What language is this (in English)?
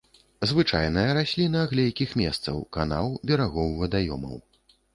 Belarusian